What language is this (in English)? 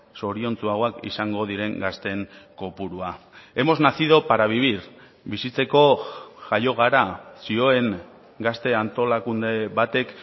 Basque